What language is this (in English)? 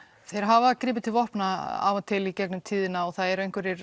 Icelandic